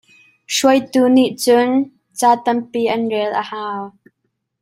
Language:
Hakha Chin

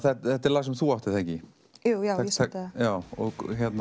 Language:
Icelandic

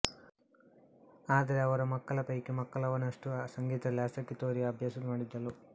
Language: Kannada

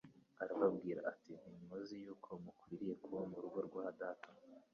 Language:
Kinyarwanda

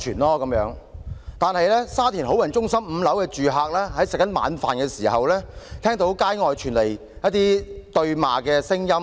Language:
Cantonese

